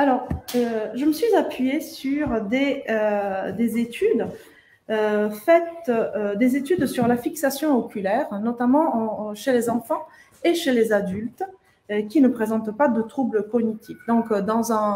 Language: French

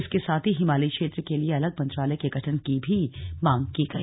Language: Hindi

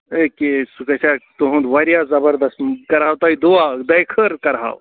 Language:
Kashmiri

